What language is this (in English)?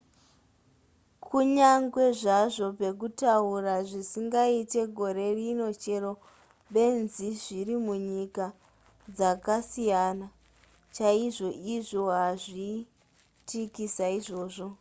Shona